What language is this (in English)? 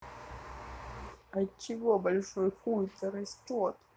Russian